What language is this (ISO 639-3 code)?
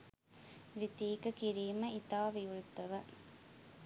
sin